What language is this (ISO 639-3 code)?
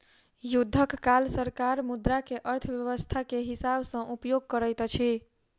mai